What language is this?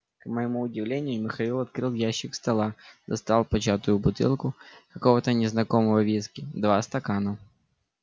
Russian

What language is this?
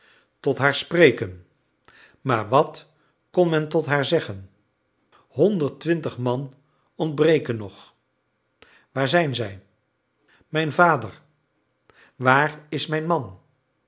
Dutch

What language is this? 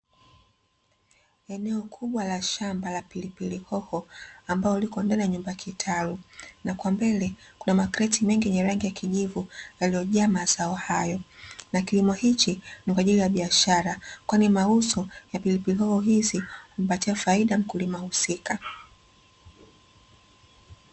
Swahili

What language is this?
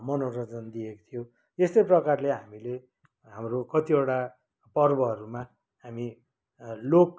Nepali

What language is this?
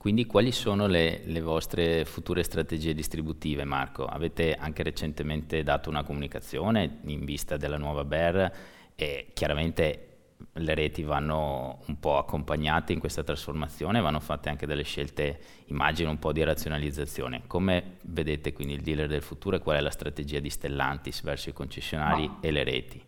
Italian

